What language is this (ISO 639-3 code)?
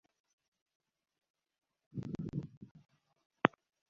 swa